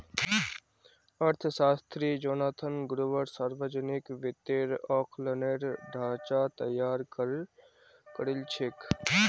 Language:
Magahi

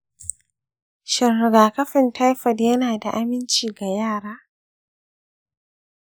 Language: Hausa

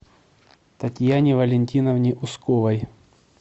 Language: Russian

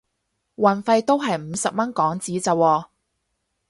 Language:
Cantonese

